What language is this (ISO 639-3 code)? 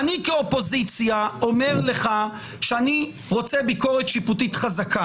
heb